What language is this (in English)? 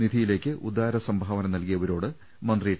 Malayalam